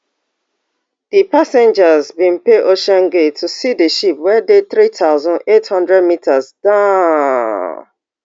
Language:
Nigerian Pidgin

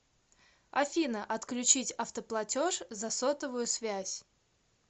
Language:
Russian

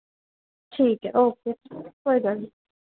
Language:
Punjabi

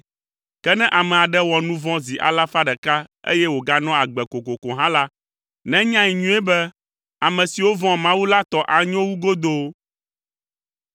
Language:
Ewe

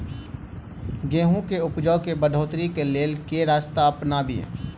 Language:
Maithili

